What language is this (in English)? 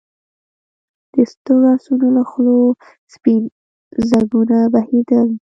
Pashto